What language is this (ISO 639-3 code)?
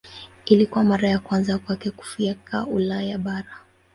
swa